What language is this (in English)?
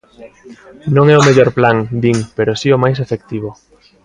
Galician